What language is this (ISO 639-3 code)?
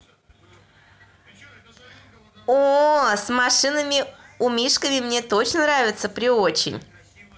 rus